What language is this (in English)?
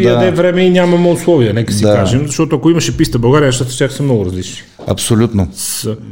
Bulgarian